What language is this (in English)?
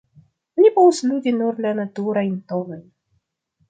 Esperanto